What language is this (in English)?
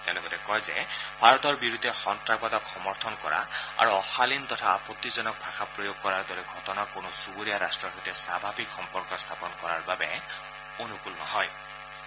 Assamese